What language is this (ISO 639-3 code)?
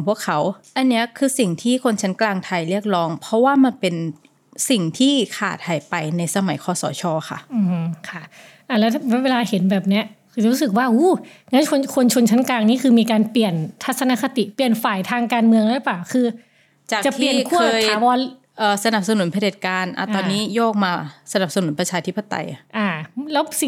tha